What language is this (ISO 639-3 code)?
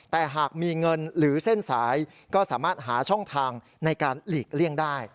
tha